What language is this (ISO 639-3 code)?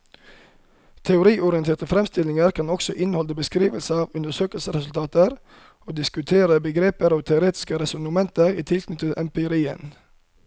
nor